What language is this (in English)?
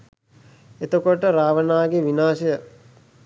Sinhala